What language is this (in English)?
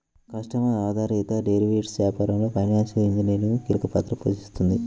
Telugu